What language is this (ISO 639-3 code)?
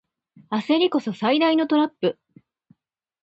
jpn